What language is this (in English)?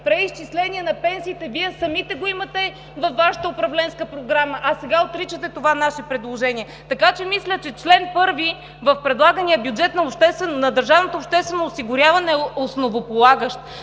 Bulgarian